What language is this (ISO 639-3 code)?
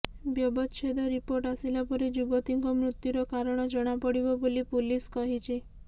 ori